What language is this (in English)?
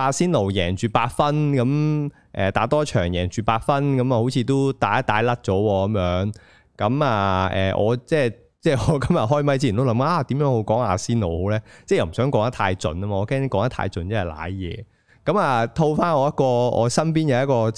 Chinese